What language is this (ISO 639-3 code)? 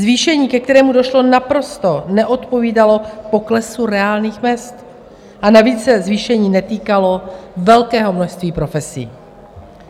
ces